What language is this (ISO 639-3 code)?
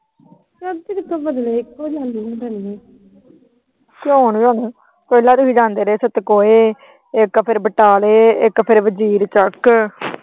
pan